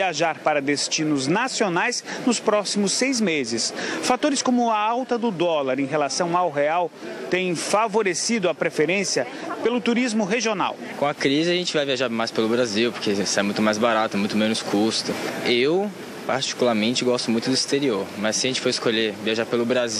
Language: Portuguese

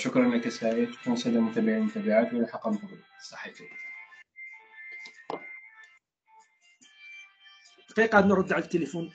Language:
Arabic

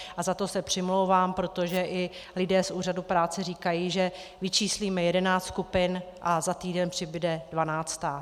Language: Czech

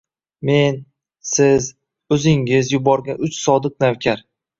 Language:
Uzbek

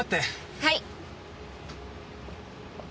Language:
Japanese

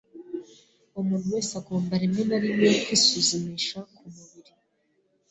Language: Kinyarwanda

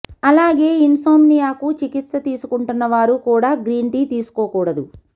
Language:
Telugu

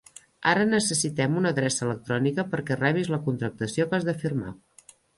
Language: Catalan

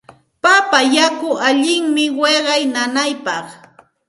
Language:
Santa Ana de Tusi Pasco Quechua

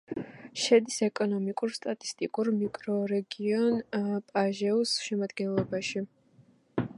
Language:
Georgian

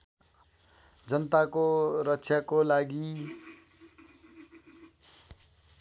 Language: Nepali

